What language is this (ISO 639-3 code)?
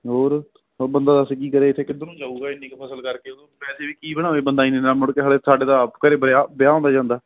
pan